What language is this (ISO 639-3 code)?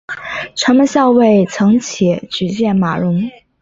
zho